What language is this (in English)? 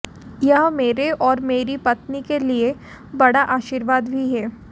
Hindi